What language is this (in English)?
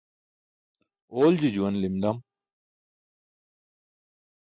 Burushaski